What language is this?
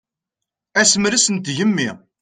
Kabyle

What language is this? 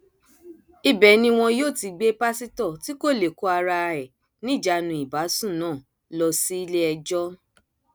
Yoruba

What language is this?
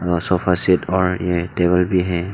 Hindi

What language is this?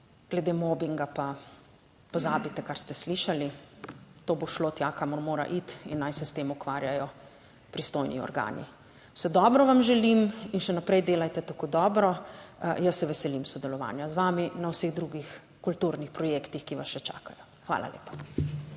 Slovenian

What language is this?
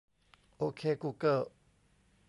Thai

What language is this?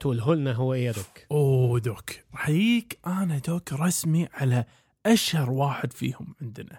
Arabic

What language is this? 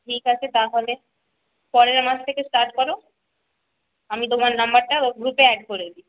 Bangla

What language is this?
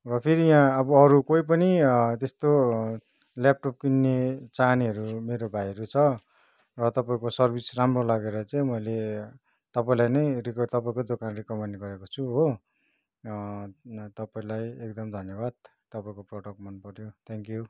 Nepali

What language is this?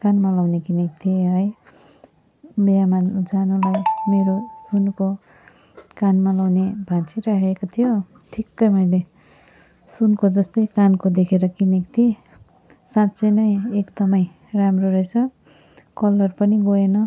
Nepali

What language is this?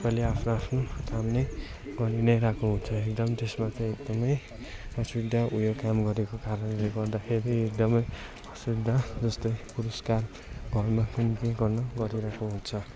Nepali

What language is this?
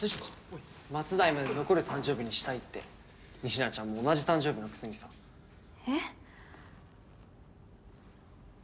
Japanese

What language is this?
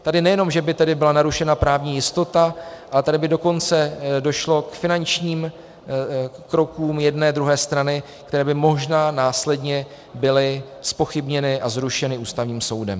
Czech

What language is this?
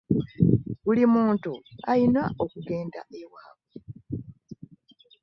Ganda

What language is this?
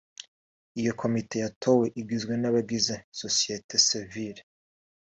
Kinyarwanda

